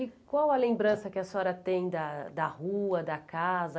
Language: Portuguese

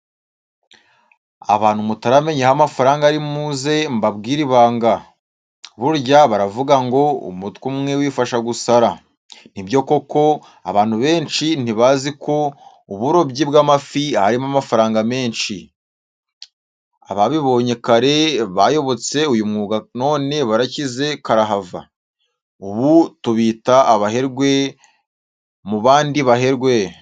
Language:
Kinyarwanda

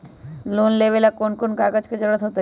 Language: Magahi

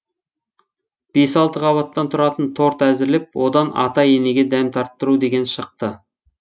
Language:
Kazakh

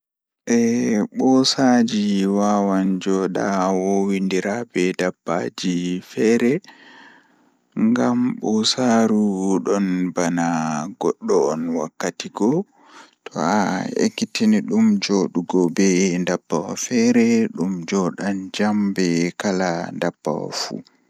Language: Fula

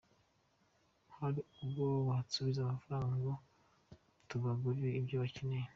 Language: Kinyarwanda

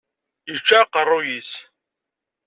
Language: Kabyle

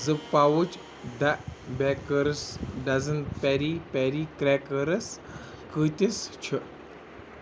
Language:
Kashmiri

